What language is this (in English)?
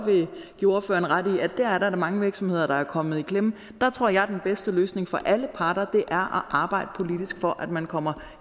Danish